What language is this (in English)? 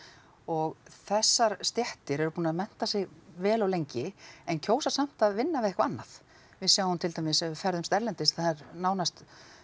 Icelandic